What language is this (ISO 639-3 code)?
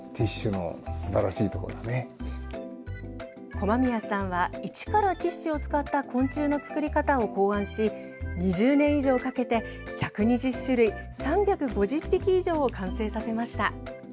jpn